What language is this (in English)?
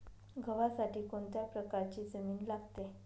Marathi